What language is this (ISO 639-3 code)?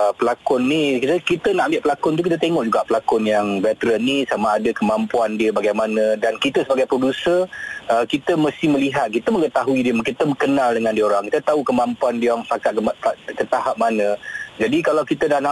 msa